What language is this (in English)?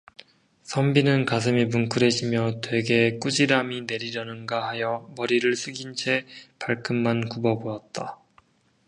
Korean